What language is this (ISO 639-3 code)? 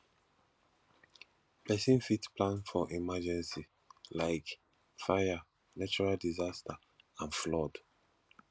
pcm